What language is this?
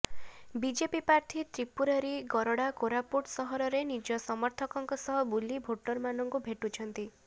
Odia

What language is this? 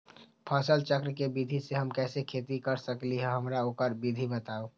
Magahi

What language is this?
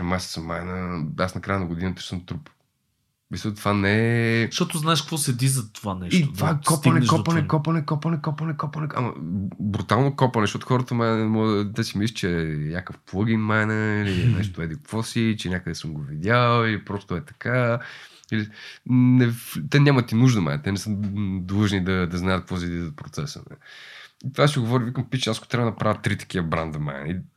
Bulgarian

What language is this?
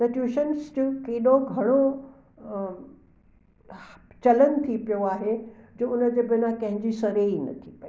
Sindhi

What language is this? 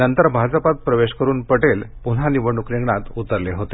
Marathi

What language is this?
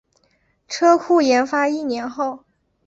Chinese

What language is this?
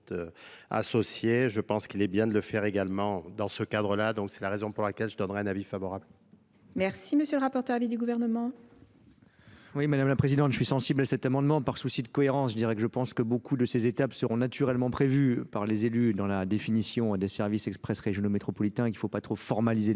French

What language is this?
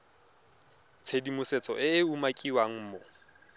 Tswana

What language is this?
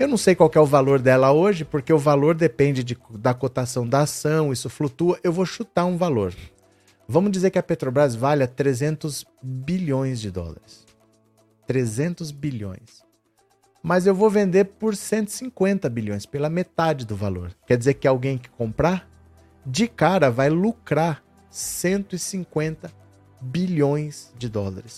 Portuguese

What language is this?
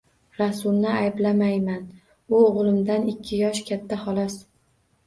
Uzbek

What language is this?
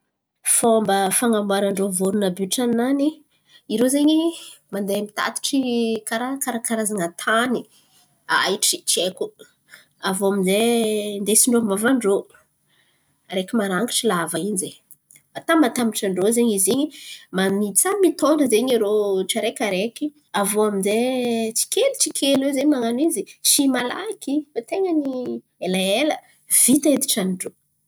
Antankarana Malagasy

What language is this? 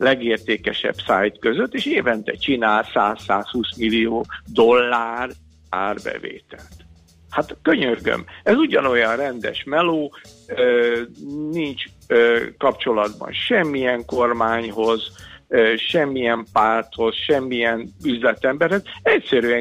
Hungarian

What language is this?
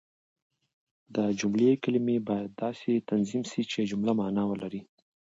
Pashto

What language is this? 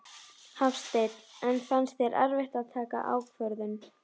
Icelandic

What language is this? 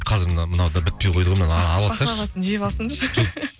Kazakh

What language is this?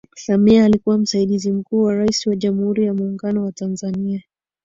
Swahili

